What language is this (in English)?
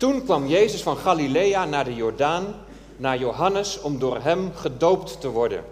Dutch